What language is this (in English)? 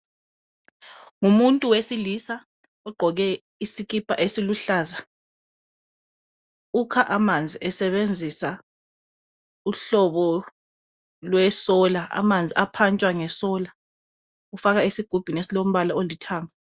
North Ndebele